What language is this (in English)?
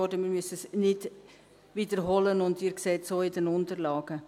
Swiss German